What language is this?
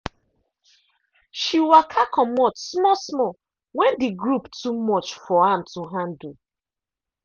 Nigerian Pidgin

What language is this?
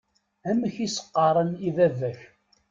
Kabyle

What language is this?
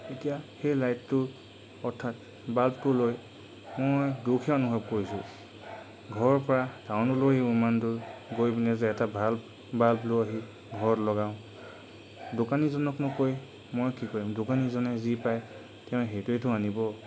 Assamese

